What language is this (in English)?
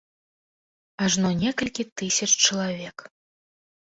Belarusian